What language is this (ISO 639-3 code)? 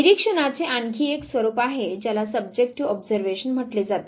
mar